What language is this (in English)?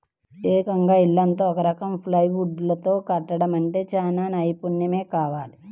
Telugu